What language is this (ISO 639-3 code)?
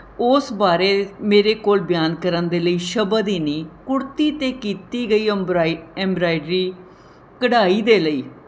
pan